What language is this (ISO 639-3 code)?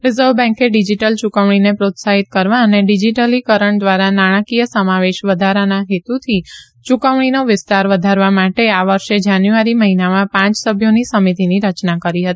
guj